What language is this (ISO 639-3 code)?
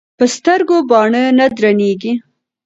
pus